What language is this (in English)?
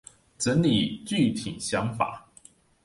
Chinese